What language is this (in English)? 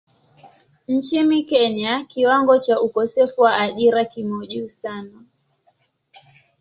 Swahili